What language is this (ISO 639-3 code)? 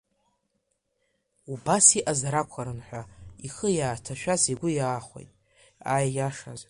abk